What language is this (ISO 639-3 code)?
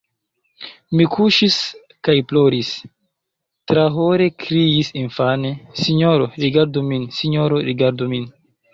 epo